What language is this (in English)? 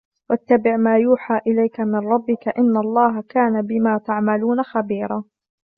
Arabic